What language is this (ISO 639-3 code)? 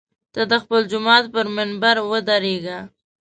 pus